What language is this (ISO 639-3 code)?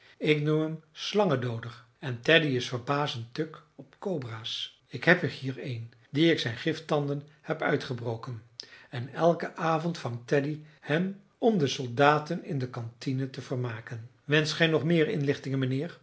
nld